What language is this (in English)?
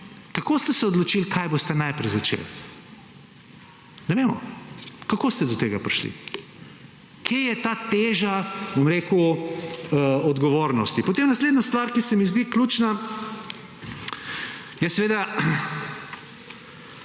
Slovenian